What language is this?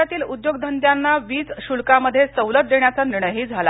Marathi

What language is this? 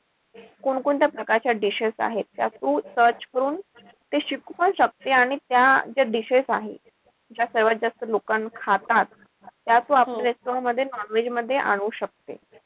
Marathi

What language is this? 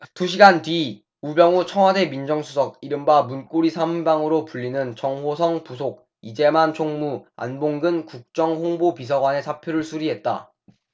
Korean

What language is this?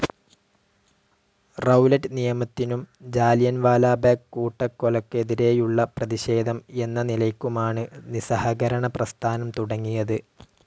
Malayalam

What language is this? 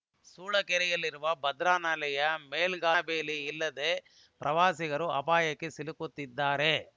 Kannada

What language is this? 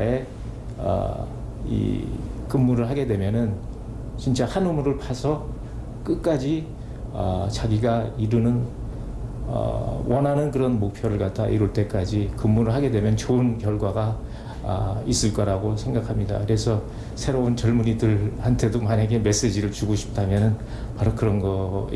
Korean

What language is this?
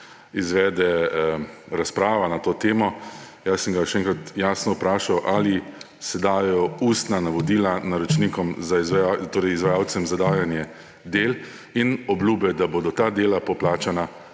Slovenian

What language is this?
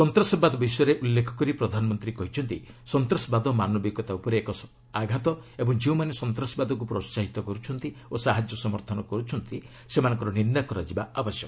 Odia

